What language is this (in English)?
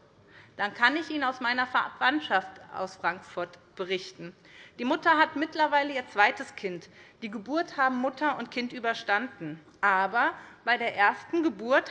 German